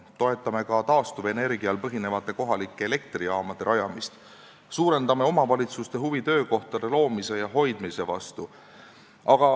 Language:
Estonian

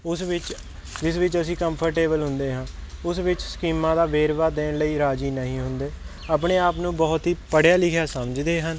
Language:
Punjabi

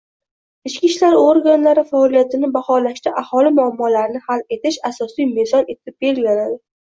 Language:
Uzbek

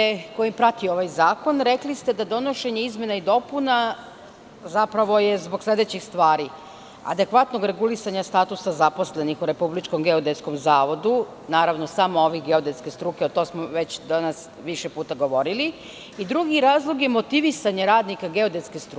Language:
Serbian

